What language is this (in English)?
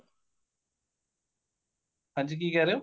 Punjabi